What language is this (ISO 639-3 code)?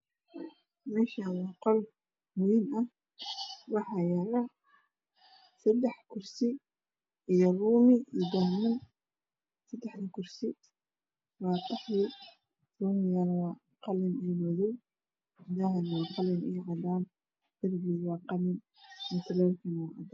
som